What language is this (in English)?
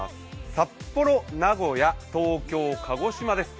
Japanese